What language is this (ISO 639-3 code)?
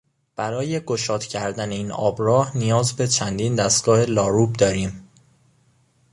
fas